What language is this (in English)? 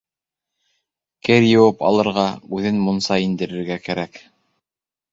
Bashkir